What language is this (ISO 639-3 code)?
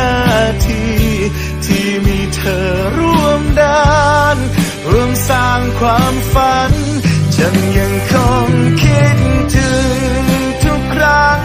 tha